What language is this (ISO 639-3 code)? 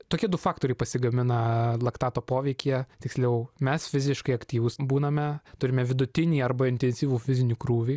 lit